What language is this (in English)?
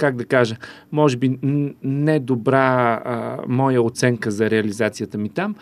Bulgarian